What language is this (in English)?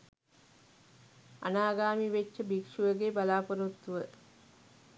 Sinhala